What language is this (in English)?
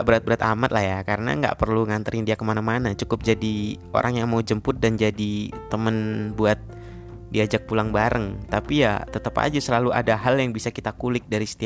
Indonesian